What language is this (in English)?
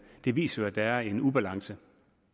Danish